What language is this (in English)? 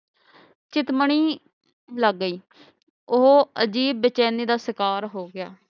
Punjabi